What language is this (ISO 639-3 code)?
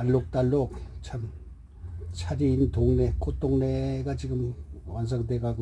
kor